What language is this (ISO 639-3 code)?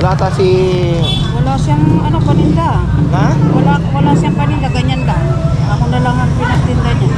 fil